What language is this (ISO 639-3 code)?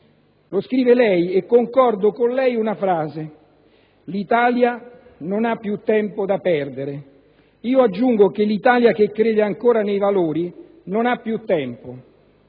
ita